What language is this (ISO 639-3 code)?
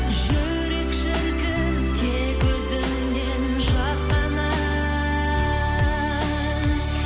kaz